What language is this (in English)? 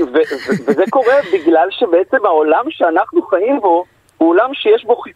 Hebrew